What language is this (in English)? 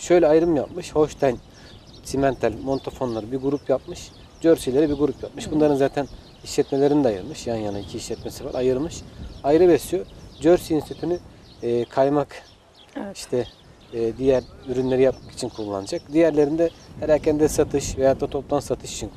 Turkish